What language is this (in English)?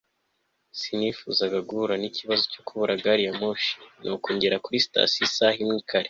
Kinyarwanda